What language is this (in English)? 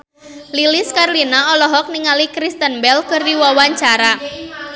Sundanese